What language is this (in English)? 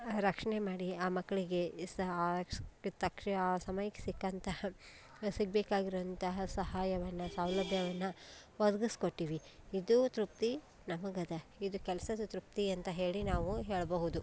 Kannada